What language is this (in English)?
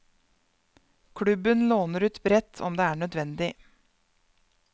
Norwegian